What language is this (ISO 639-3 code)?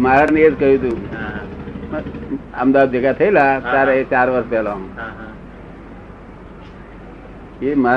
guj